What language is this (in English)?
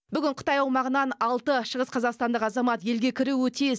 Kazakh